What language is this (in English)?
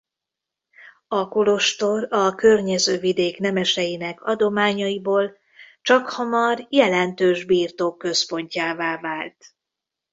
Hungarian